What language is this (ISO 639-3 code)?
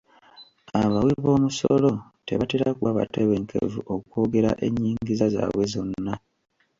lug